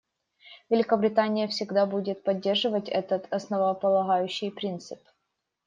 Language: Russian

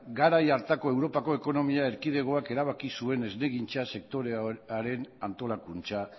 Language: Basque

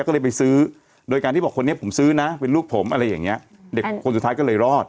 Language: Thai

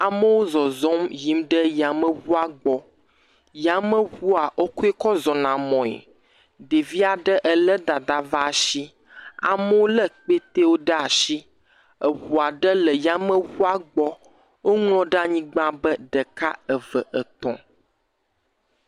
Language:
Ewe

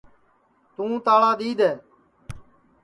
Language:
Sansi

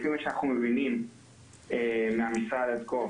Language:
Hebrew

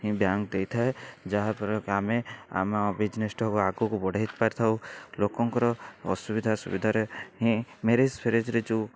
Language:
Odia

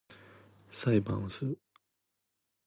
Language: Japanese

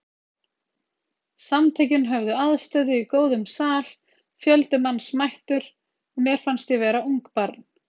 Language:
Icelandic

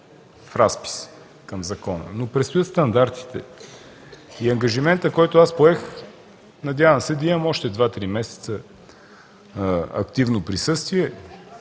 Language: Bulgarian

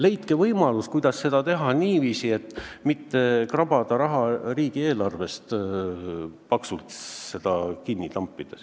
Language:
Estonian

